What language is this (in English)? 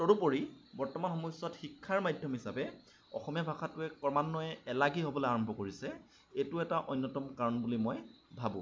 Assamese